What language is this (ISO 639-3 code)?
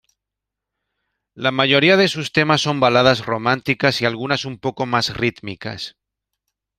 spa